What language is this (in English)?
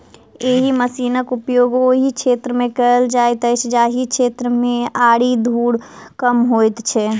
Maithili